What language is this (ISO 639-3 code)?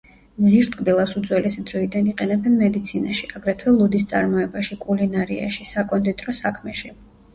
kat